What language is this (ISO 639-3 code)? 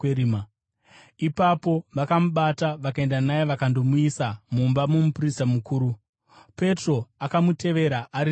sna